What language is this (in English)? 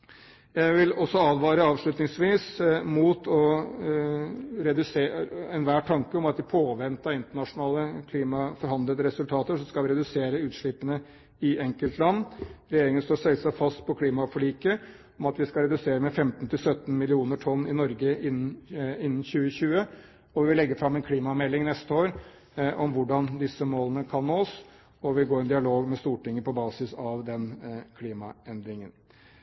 Norwegian Bokmål